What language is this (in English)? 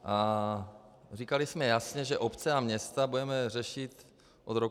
Czech